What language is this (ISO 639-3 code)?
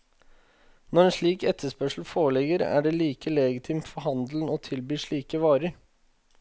nor